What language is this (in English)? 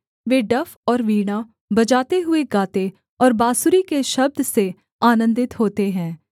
Hindi